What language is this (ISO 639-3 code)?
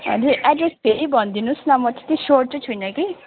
nep